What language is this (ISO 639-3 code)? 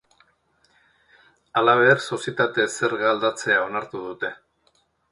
eus